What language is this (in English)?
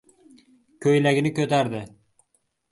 Uzbek